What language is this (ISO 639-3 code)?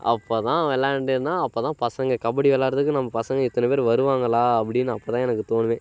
tam